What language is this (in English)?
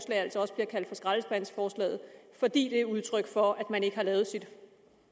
Danish